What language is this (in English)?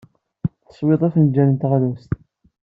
Kabyle